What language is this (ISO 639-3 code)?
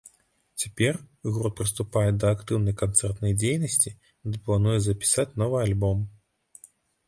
bel